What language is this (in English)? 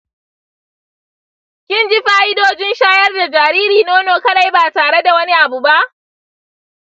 Hausa